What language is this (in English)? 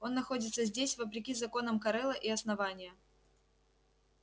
Russian